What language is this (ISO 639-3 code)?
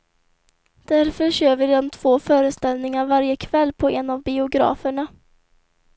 swe